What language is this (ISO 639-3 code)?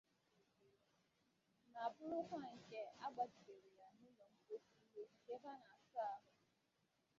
ibo